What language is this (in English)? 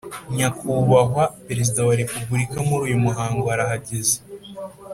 Kinyarwanda